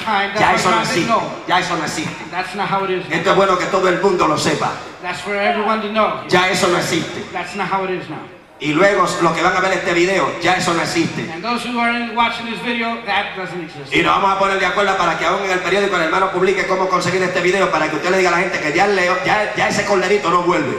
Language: Spanish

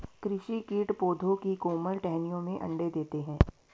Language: Hindi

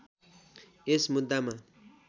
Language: Nepali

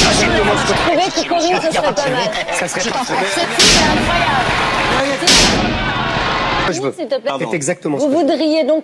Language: French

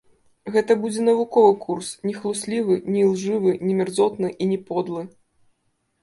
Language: Belarusian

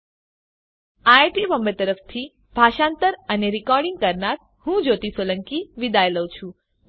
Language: Gujarati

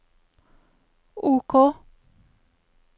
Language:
Norwegian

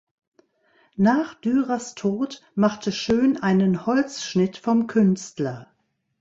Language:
German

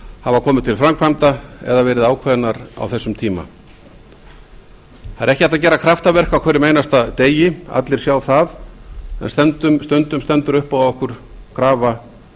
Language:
Icelandic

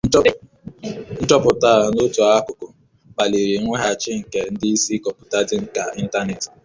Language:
Igbo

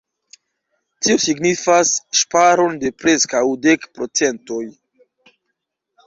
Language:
Esperanto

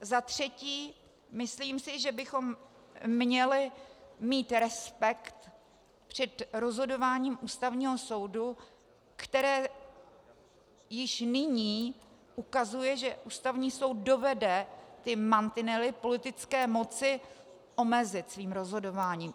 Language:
Czech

